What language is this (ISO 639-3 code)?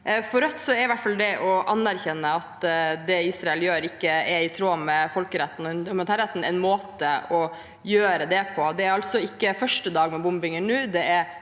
nor